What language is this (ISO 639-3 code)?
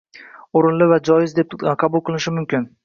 uzb